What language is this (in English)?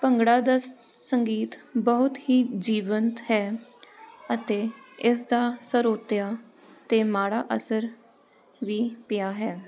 Punjabi